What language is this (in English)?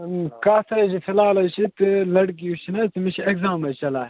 Kashmiri